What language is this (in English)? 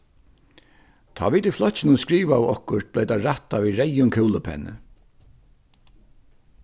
Faroese